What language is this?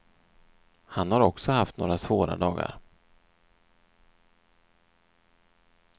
Swedish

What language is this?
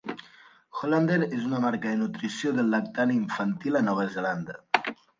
Catalan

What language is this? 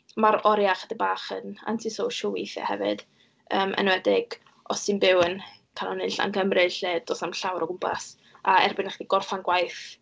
Welsh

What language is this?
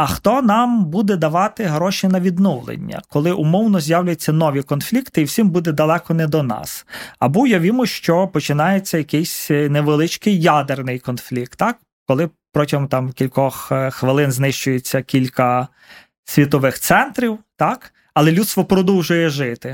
Ukrainian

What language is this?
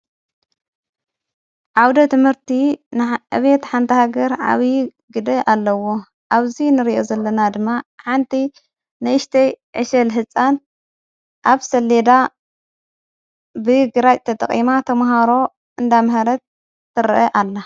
Tigrinya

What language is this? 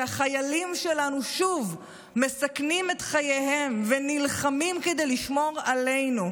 Hebrew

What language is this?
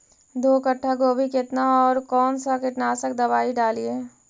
Magahi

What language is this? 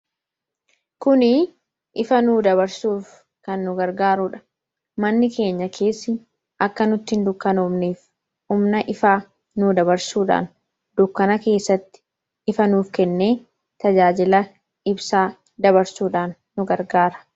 Oromo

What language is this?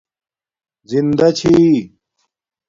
Domaaki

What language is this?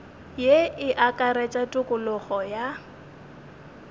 Northern Sotho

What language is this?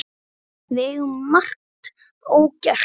Icelandic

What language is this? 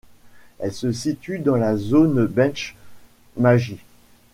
French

